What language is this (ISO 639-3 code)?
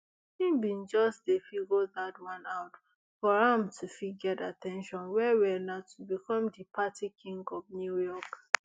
pcm